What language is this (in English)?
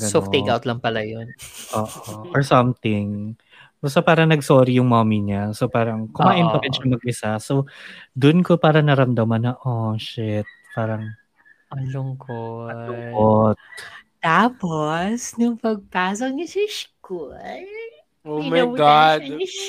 Filipino